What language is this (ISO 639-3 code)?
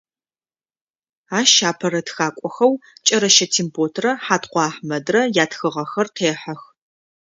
ady